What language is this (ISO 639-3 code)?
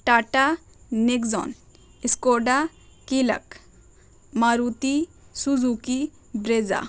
urd